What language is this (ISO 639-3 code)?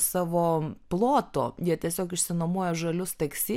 lit